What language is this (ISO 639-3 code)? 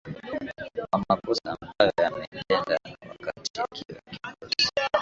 swa